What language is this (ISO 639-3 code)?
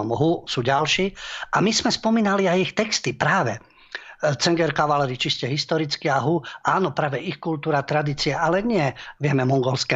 slk